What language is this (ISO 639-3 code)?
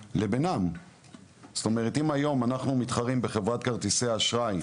heb